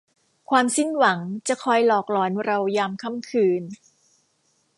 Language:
Thai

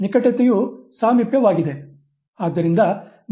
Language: Kannada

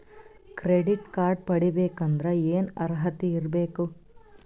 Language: Kannada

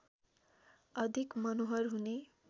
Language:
Nepali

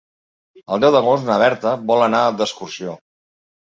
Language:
Catalan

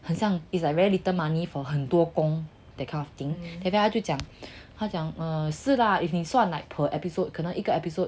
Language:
English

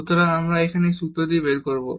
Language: Bangla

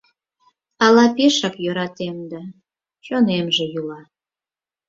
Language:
Mari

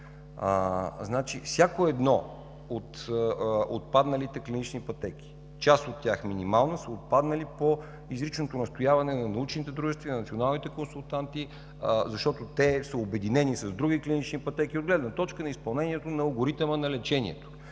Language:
Bulgarian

